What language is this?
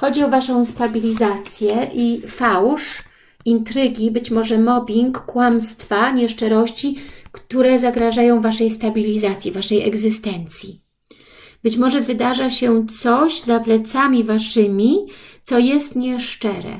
Polish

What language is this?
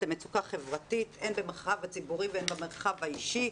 Hebrew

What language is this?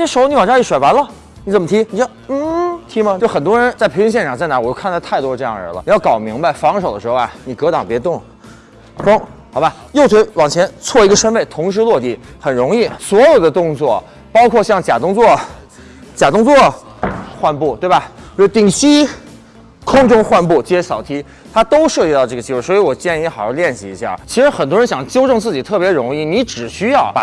Chinese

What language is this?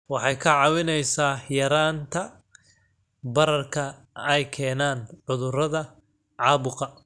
Somali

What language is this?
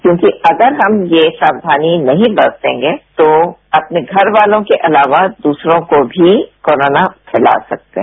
Hindi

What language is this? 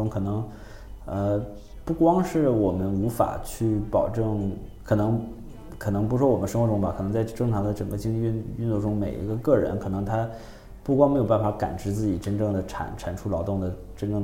Chinese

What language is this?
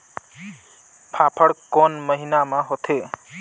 Chhattisgarhi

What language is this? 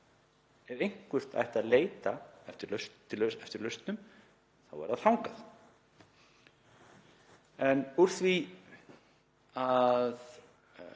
Icelandic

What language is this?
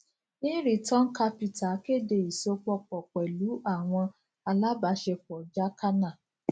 Yoruba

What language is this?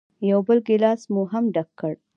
Pashto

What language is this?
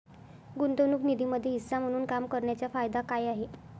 Marathi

